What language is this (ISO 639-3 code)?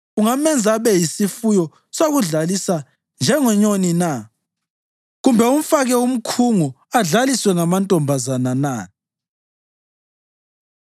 nde